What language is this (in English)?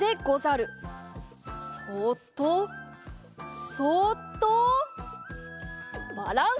Japanese